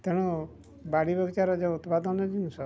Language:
Odia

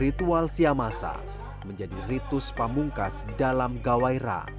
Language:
Indonesian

